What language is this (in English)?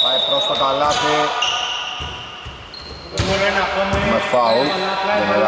Greek